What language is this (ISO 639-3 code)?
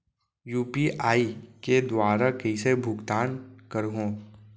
hne